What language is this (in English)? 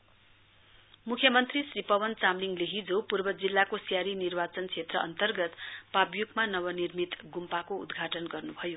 Nepali